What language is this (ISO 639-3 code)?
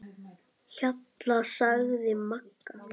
isl